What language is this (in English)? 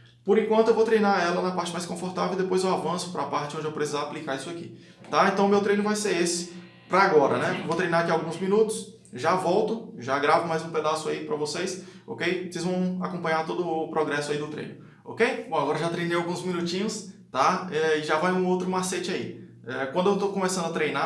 Portuguese